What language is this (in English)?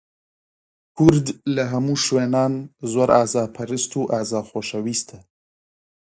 Central Kurdish